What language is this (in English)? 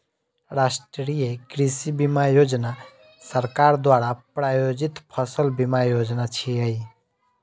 Maithili